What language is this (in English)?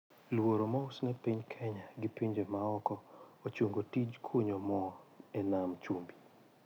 Luo (Kenya and Tanzania)